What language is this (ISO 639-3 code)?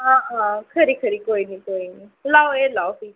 doi